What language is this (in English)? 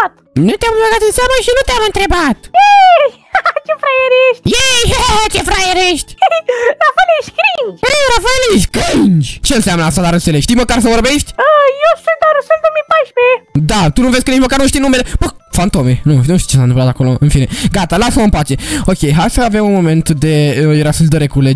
Romanian